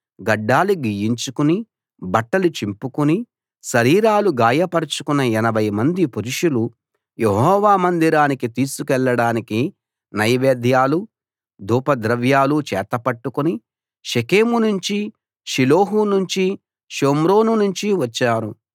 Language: Telugu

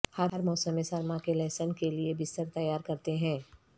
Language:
Urdu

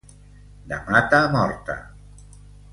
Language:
Catalan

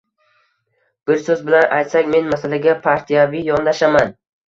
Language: Uzbek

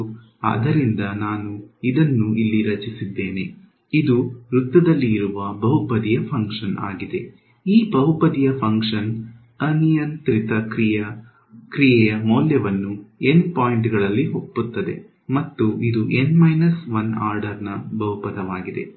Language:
Kannada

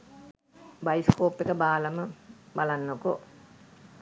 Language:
Sinhala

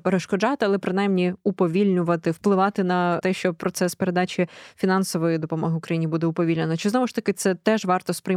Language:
Ukrainian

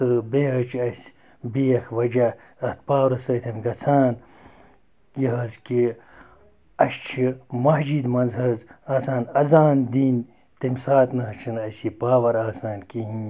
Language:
Kashmiri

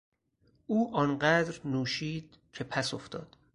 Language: Persian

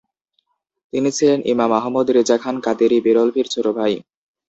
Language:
Bangla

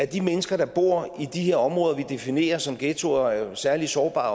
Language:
Danish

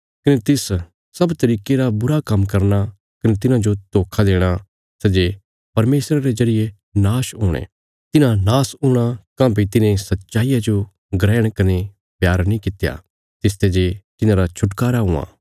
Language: Bilaspuri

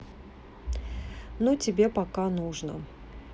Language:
Russian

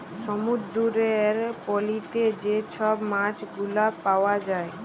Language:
Bangla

